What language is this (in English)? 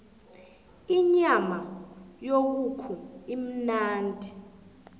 South Ndebele